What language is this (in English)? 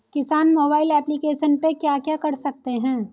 Hindi